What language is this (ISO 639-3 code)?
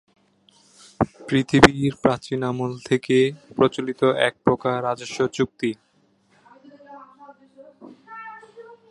ben